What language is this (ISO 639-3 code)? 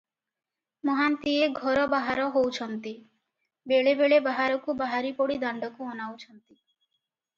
ori